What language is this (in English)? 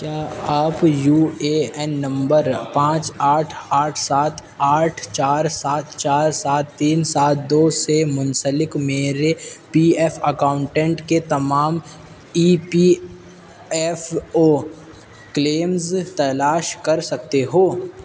Urdu